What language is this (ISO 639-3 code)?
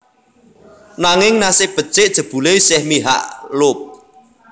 jav